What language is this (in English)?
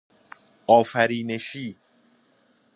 Persian